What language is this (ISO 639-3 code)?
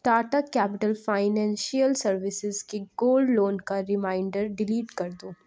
urd